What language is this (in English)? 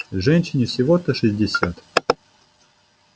Russian